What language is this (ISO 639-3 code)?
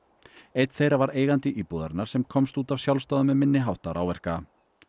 isl